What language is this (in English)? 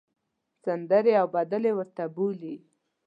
Pashto